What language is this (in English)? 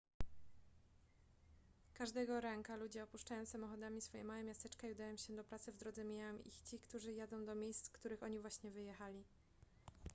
Polish